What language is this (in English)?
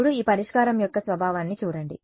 Telugu